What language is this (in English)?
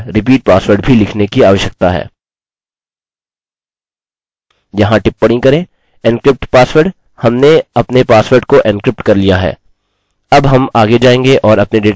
Hindi